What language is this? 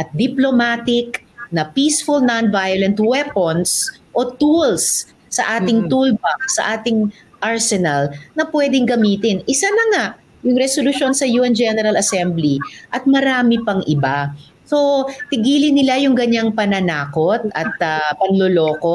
Filipino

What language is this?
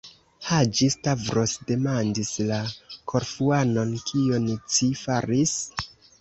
Esperanto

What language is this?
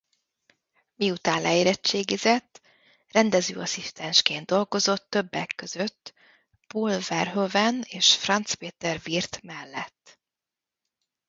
Hungarian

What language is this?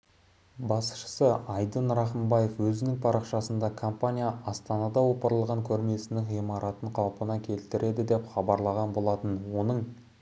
Kazakh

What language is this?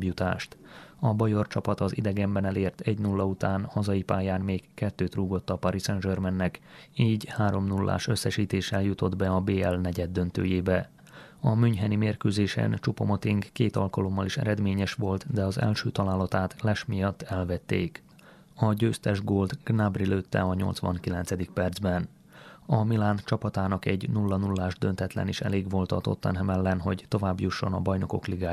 Hungarian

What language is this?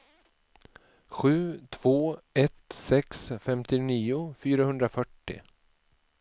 Swedish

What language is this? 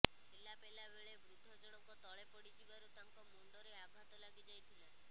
Odia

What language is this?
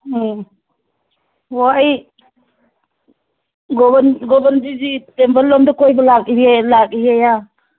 Manipuri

